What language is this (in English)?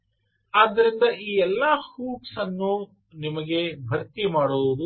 Kannada